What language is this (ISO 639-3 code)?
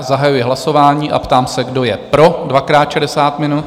ces